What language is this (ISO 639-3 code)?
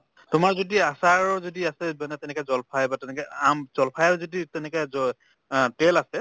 asm